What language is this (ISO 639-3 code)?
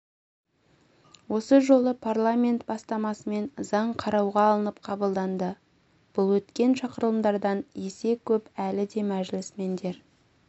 kaz